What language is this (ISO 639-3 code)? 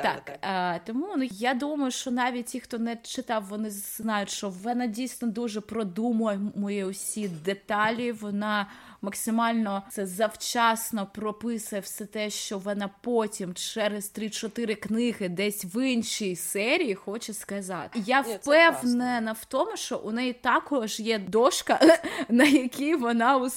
ukr